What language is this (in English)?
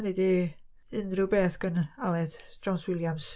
Welsh